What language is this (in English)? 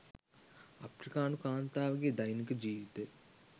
Sinhala